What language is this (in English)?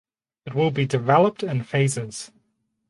English